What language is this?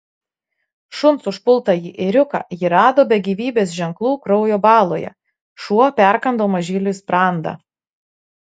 Lithuanian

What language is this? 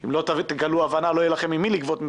Hebrew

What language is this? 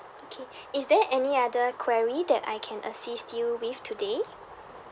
English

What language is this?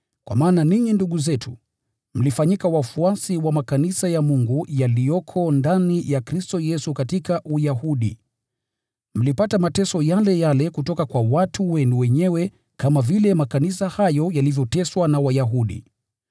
Swahili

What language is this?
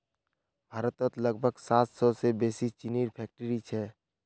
Magahi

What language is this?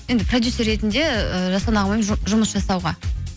Kazakh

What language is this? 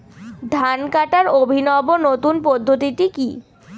Bangla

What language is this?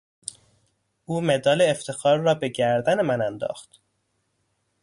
Persian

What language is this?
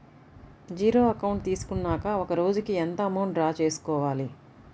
Telugu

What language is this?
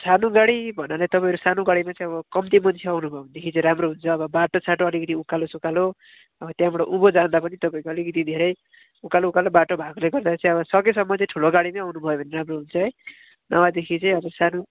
Nepali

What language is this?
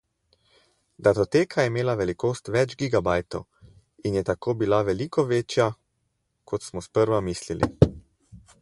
Slovenian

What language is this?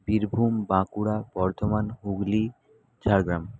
Bangla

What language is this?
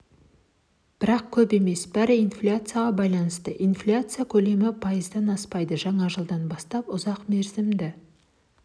Kazakh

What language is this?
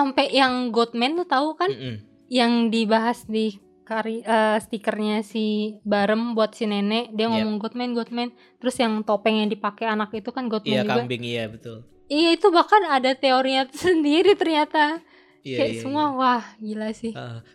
Indonesian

